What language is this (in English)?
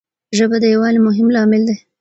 Pashto